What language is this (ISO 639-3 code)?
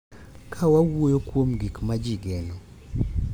luo